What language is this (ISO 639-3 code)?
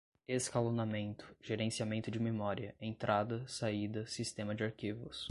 por